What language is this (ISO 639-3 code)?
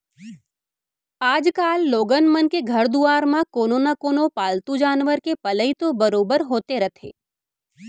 hne